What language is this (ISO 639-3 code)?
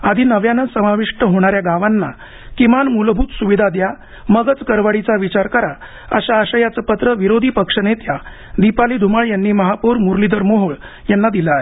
mar